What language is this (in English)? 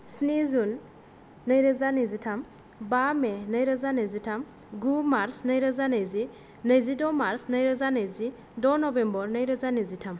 Bodo